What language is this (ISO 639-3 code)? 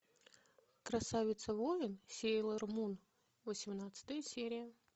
rus